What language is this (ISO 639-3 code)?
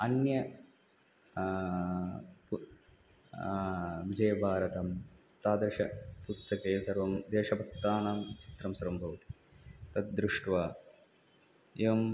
san